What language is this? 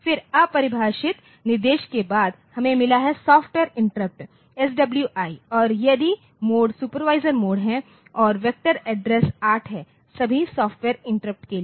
Hindi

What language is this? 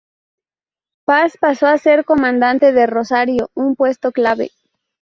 Spanish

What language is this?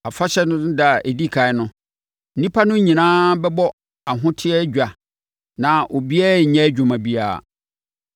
Akan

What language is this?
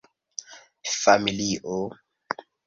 Esperanto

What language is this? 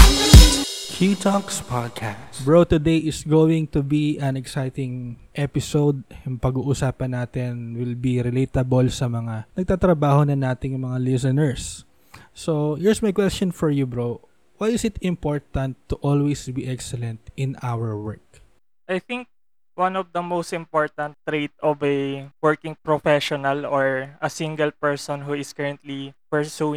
Filipino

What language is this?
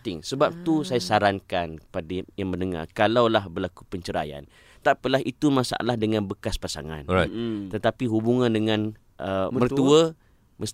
Malay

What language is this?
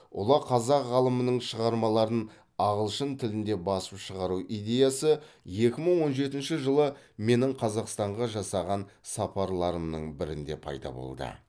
Kazakh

